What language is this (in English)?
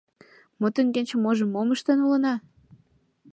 Mari